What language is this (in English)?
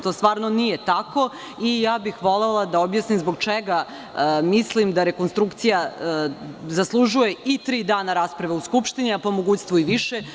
Serbian